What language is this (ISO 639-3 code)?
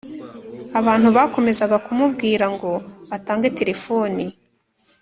kin